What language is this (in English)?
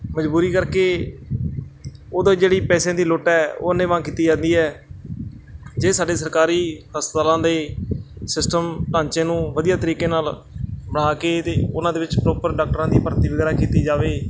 Punjabi